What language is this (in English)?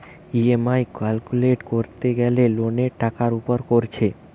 Bangla